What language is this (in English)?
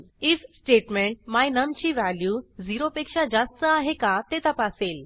Marathi